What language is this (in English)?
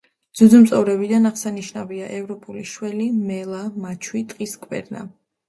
Georgian